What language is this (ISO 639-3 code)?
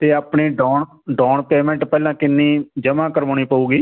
pan